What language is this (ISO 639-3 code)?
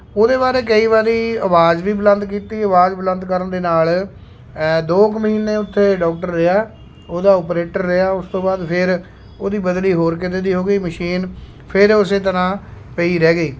pan